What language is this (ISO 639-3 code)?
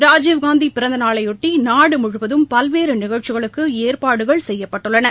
tam